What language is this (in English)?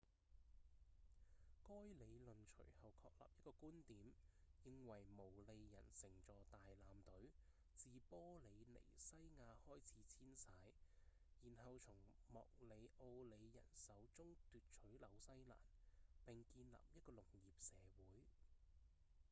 Cantonese